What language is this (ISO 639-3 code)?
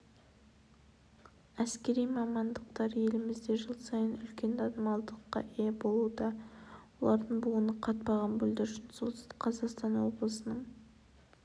kaz